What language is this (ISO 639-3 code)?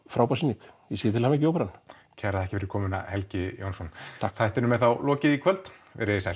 isl